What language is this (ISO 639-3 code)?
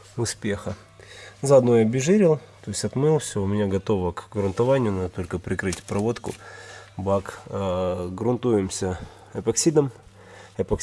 rus